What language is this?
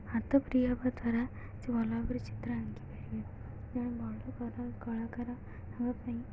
Odia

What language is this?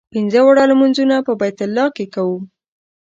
Pashto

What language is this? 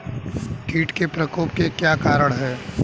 Hindi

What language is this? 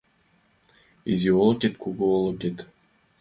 Mari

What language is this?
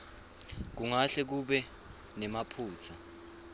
Swati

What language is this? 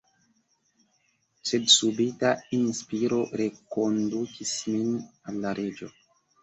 Esperanto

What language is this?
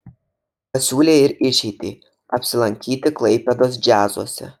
Lithuanian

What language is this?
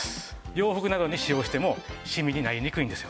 Japanese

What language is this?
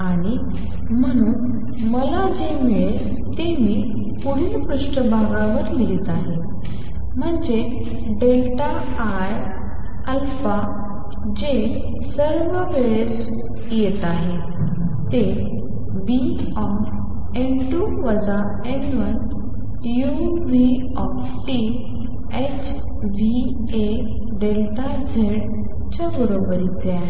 Marathi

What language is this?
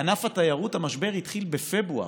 Hebrew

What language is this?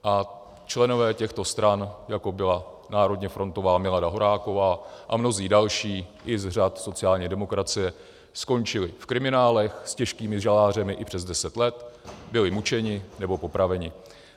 Czech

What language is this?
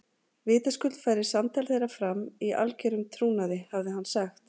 Icelandic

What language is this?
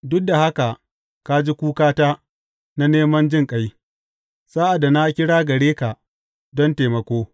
Hausa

